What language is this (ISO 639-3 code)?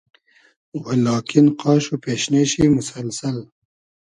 haz